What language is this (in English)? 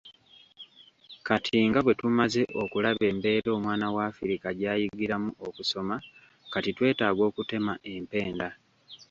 Ganda